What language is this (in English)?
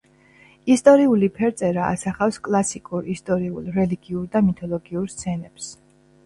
Georgian